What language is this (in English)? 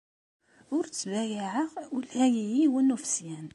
Kabyle